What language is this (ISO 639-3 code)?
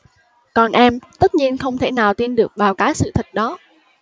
vie